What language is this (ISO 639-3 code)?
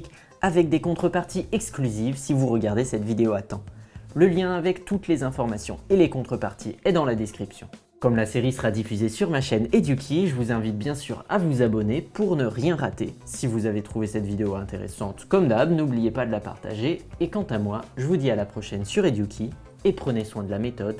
fra